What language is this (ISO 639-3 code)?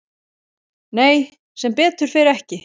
isl